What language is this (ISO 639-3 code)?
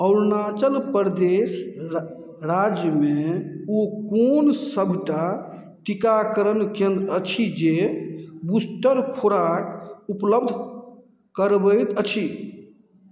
mai